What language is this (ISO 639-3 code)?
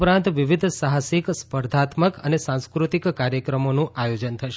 guj